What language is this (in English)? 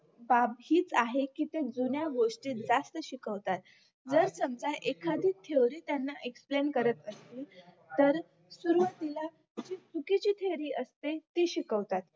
Marathi